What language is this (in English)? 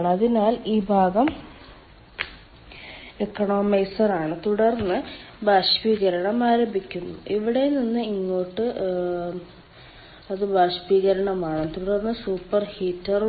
Malayalam